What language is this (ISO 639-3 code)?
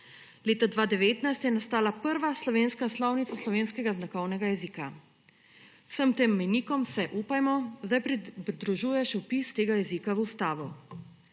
slv